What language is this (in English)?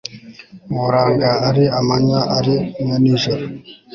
Kinyarwanda